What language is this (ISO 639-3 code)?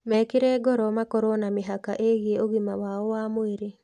kik